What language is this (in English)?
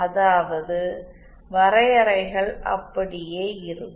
Tamil